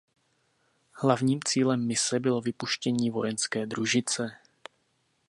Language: Czech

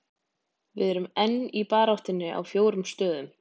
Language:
Icelandic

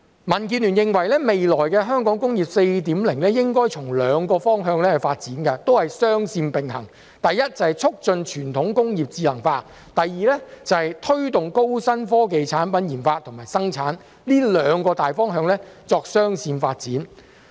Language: Cantonese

